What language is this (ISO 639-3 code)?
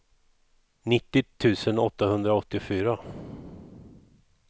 swe